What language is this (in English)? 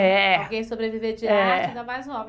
Portuguese